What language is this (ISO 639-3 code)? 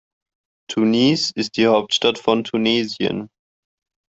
deu